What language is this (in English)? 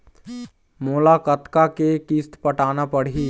Chhattisgarhi